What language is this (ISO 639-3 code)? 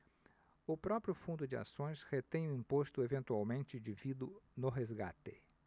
por